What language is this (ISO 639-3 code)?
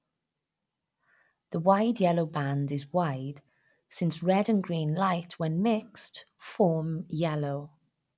eng